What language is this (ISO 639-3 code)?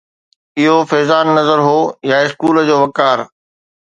snd